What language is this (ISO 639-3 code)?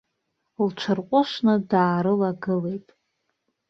abk